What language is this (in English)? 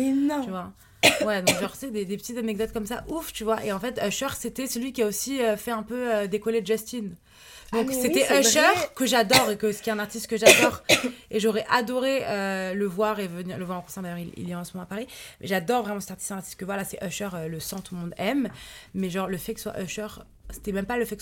French